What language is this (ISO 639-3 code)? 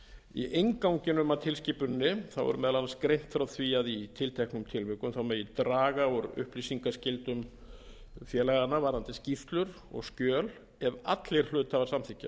isl